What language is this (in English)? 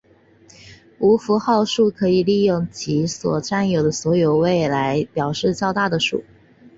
Chinese